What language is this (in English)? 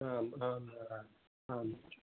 Sanskrit